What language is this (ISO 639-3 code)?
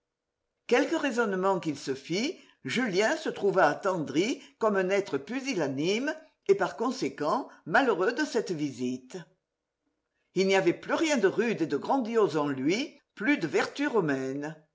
fra